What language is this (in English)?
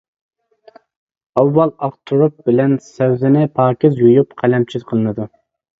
Uyghur